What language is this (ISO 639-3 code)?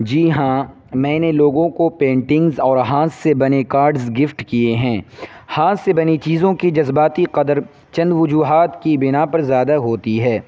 urd